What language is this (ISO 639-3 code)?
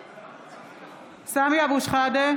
heb